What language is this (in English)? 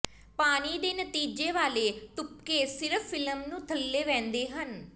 Punjabi